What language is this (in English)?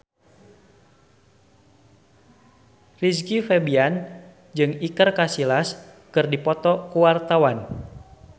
Sundanese